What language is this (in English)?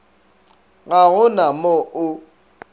Northern Sotho